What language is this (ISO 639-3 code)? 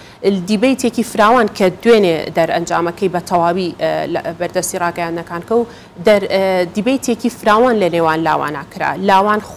ara